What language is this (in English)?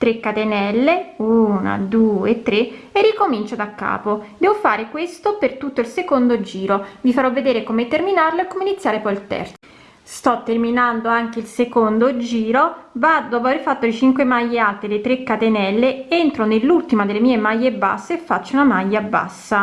Italian